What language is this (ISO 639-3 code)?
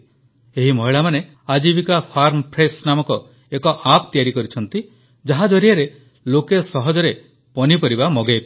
ori